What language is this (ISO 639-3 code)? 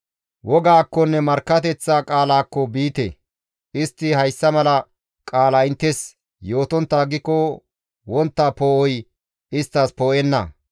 gmv